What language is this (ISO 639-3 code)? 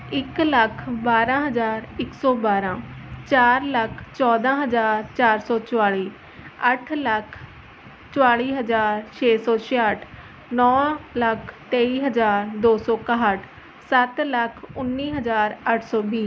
pan